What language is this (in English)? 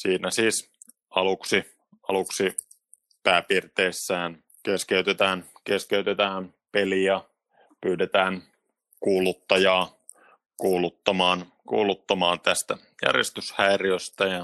Finnish